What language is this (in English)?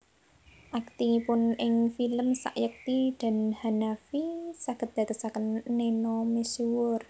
Javanese